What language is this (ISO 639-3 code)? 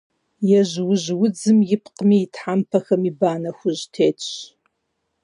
kbd